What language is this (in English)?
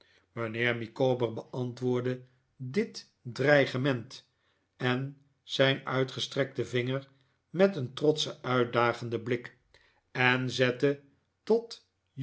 Dutch